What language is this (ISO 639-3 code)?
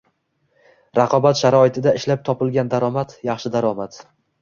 uzb